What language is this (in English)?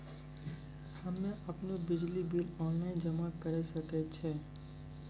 Maithili